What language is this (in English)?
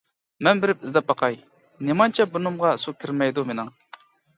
Uyghur